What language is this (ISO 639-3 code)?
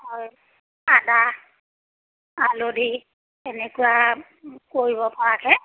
asm